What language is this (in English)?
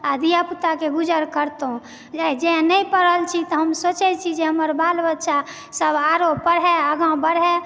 Maithili